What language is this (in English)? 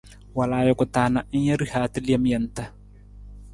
Nawdm